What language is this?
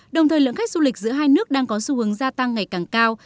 Vietnamese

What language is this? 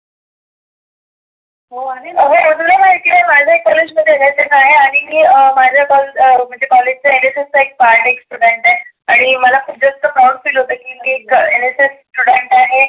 Marathi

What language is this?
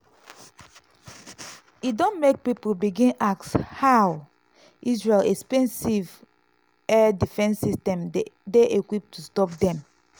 Nigerian Pidgin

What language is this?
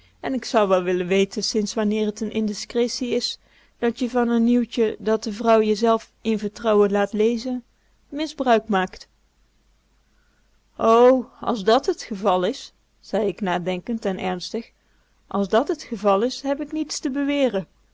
Dutch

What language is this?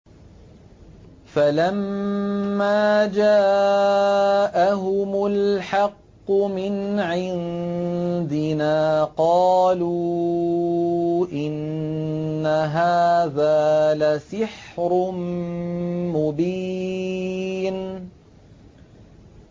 Arabic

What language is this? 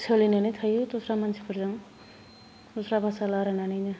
Bodo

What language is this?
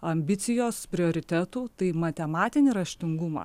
Lithuanian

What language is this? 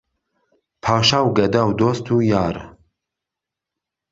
Central Kurdish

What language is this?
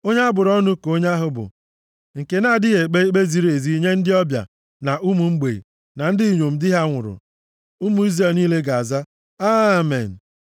Igbo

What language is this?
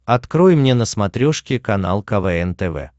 Russian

